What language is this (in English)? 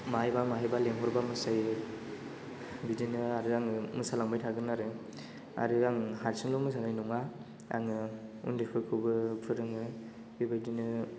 Bodo